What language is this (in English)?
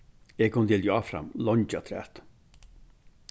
Faroese